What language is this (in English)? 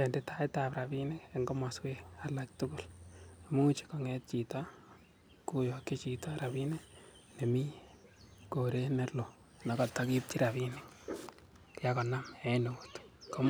Kalenjin